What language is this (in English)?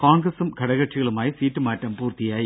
Malayalam